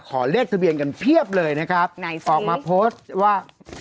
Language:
Thai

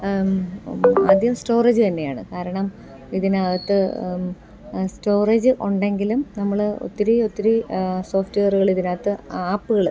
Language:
Malayalam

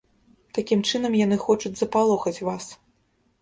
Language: Belarusian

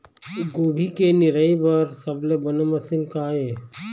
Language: Chhattisgarhi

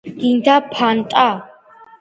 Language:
Georgian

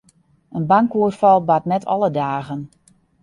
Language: Western Frisian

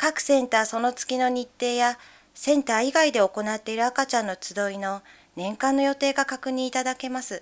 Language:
Japanese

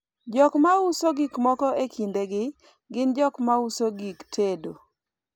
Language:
Luo (Kenya and Tanzania)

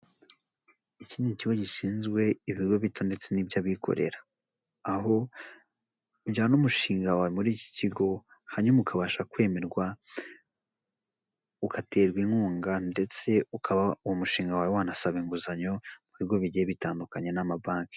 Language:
Kinyarwanda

